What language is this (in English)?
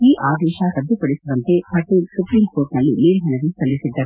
Kannada